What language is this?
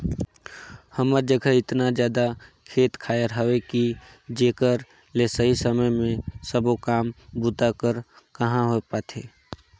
Chhattisgarhi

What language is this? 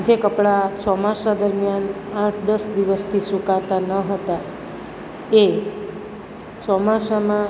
Gujarati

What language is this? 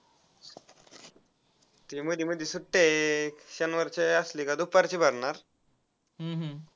Marathi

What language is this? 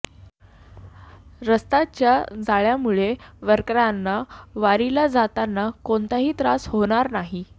Marathi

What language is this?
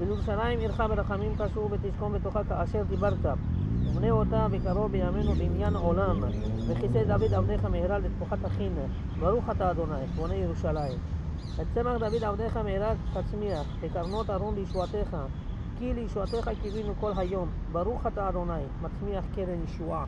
Hebrew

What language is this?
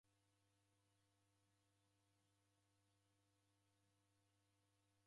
Taita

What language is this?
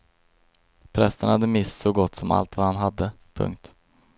Swedish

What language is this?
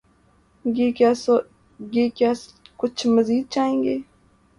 Urdu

